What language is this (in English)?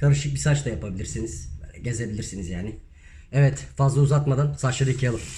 Turkish